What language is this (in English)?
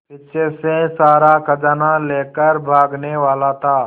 Hindi